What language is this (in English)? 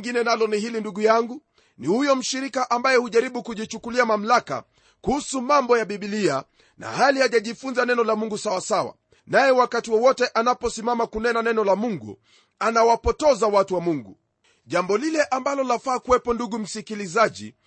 Swahili